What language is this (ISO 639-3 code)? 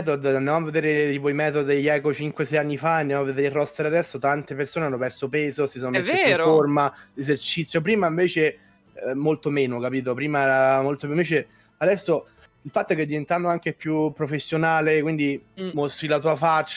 ita